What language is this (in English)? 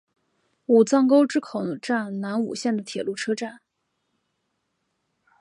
Chinese